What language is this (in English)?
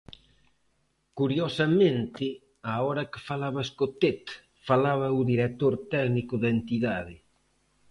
Galician